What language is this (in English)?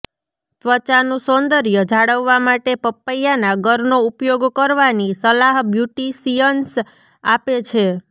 Gujarati